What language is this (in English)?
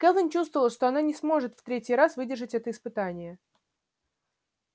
Russian